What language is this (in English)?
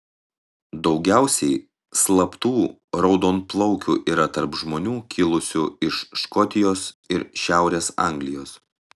Lithuanian